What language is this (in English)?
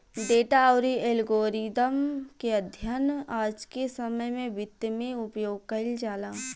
Bhojpuri